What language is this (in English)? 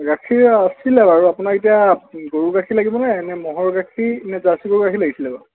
Assamese